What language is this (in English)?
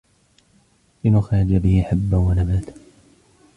Arabic